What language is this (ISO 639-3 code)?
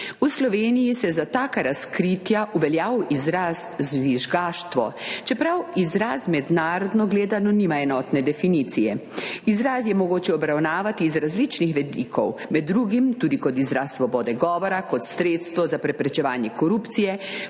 slv